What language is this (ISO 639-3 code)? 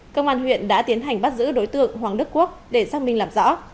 vie